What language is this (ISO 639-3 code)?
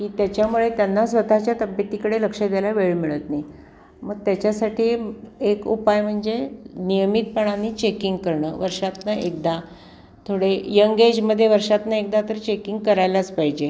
mar